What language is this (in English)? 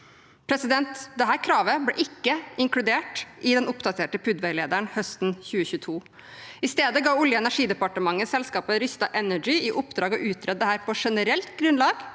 Norwegian